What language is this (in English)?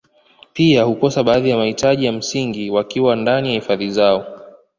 Swahili